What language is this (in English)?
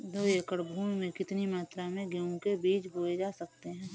Hindi